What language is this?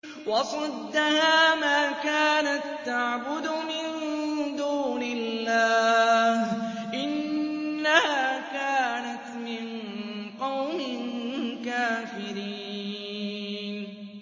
Arabic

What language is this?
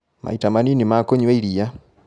Kikuyu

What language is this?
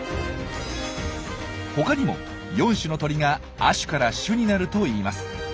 Japanese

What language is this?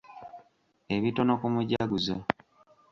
Ganda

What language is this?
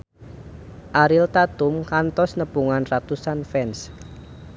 Sundanese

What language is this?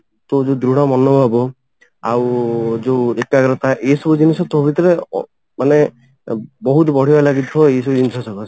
Odia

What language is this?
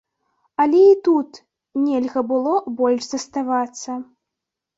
Belarusian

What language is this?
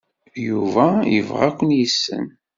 Kabyle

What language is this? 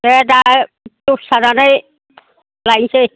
Bodo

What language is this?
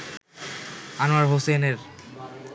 Bangla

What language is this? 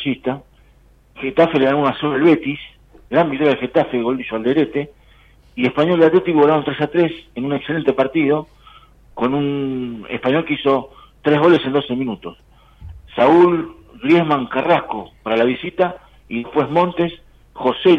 Spanish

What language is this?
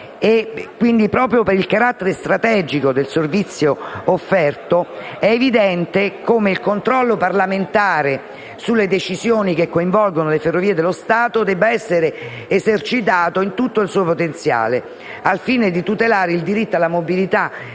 Italian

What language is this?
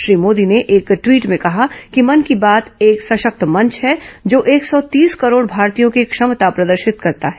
Hindi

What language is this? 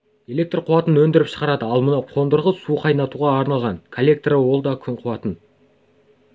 Kazakh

